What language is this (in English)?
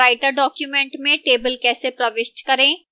Hindi